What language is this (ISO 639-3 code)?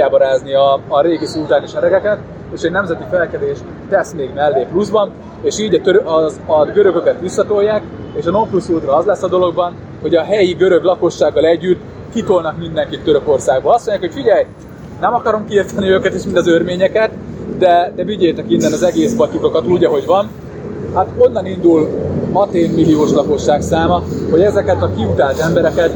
hun